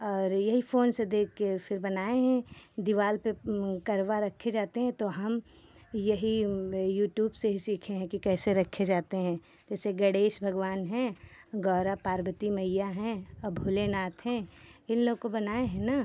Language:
Hindi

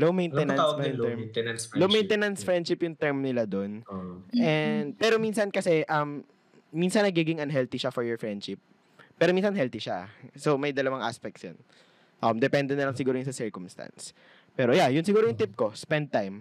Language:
Filipino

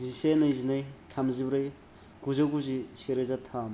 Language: Bodo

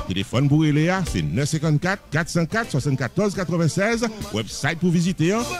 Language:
English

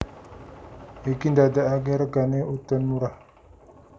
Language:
Javanese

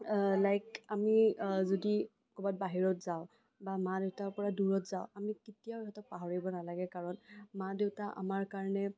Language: Assamese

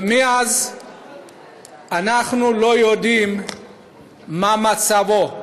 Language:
Hebrew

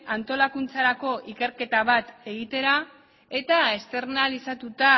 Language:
Basque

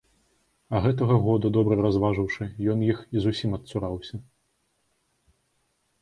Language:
Belarusian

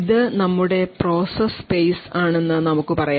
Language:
Malayalam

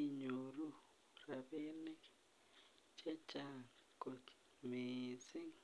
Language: Kalenjin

